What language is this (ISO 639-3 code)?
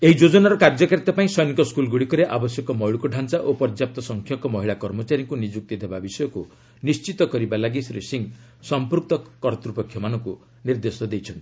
ori